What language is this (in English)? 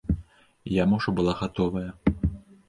Belarusian